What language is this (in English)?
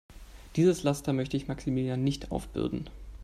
German